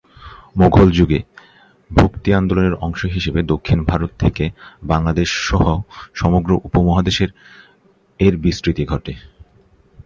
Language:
Bangla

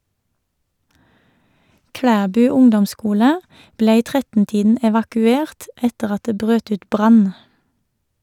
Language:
Norwegian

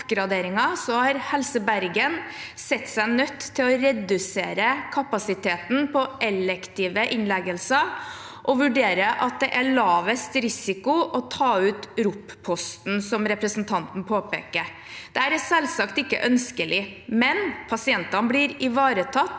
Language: Norwegian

